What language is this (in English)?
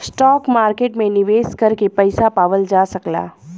Bhojpuri